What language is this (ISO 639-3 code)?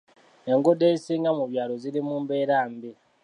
lug